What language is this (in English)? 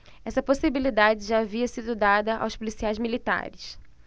Portuguese